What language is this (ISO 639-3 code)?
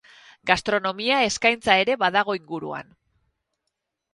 eus